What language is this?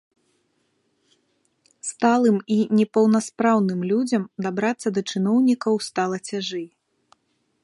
Belarusian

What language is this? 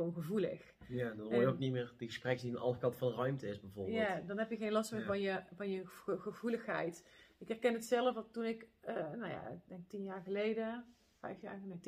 Dutch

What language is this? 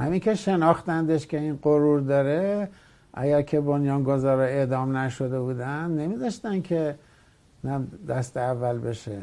Persian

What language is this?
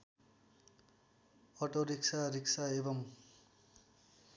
Nepali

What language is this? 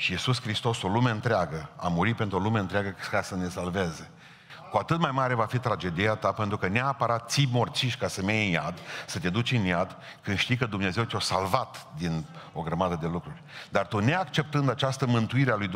Romanian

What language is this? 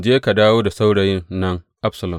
Hausa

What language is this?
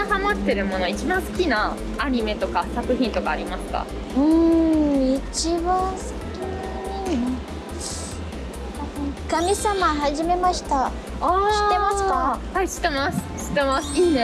Japanese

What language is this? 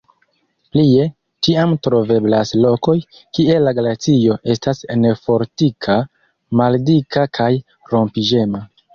Esperanto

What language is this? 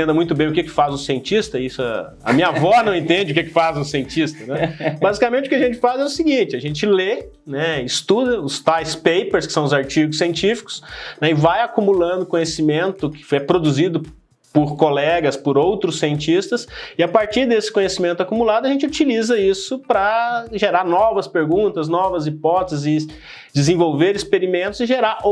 Portuguese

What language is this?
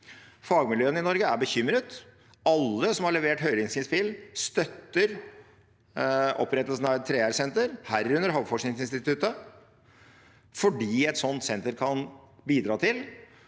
Norwegian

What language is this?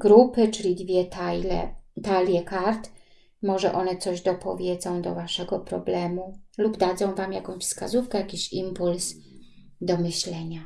Polish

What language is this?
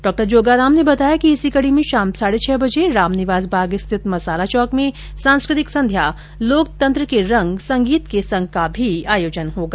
Hindi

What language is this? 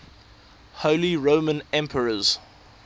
English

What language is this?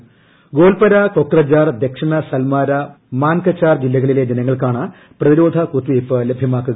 Malayalam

